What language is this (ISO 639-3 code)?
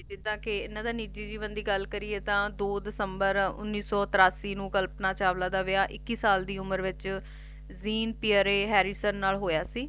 pan